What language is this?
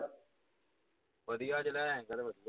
Punjabi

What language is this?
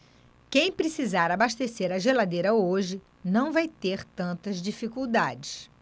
Portuguese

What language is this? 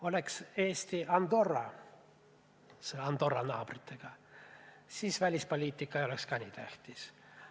Estonian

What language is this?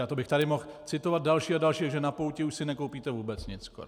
Czech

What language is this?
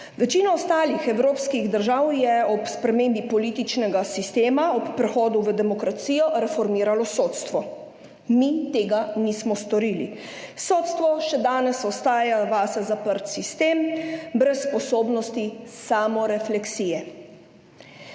Slovenian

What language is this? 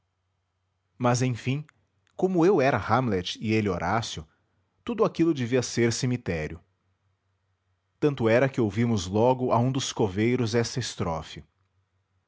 Portuguese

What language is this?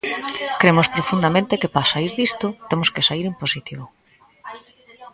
Galician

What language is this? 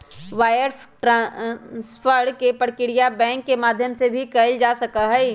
Magahi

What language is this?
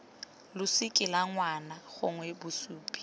Tswana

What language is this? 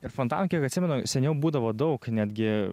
Lithuanian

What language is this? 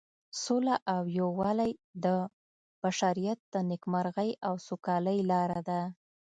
Pashto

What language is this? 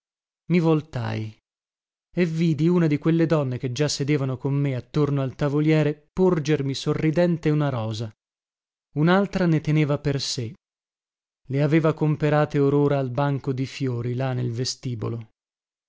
Italian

